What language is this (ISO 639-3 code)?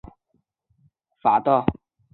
zho